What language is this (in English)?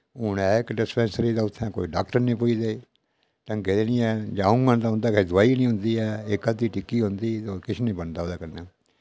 Dogri